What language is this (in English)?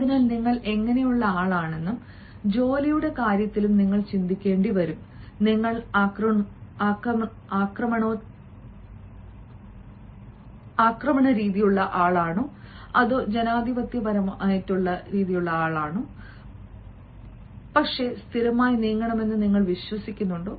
Malayalam